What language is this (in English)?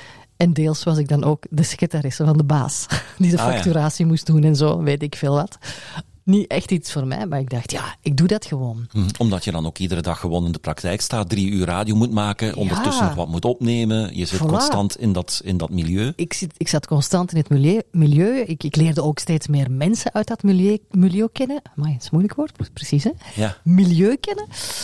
Dutch